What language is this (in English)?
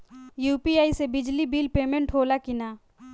Bhojpuri